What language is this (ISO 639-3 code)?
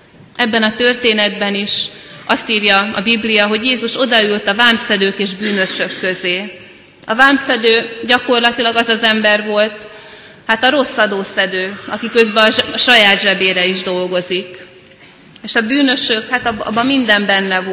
hun